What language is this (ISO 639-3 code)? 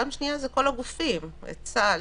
heb